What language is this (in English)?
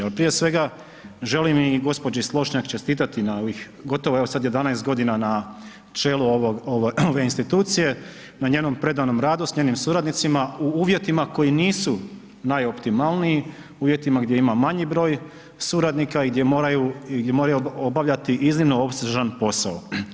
Croatian